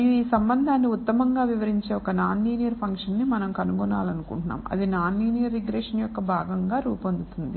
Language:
Telugu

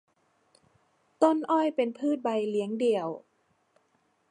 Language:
Thai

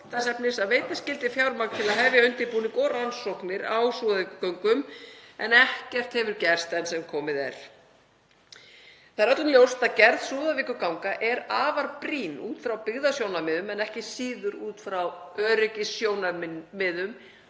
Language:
Icelandic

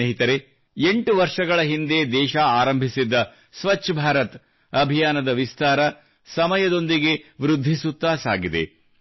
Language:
Kannada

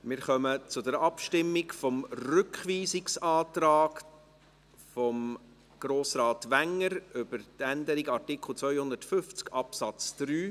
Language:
Swiss German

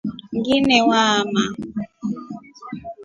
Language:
Rombo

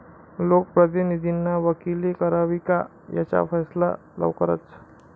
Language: Marathi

